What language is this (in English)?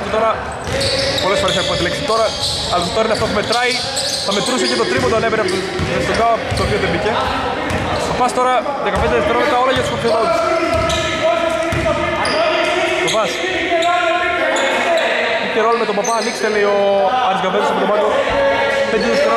Greek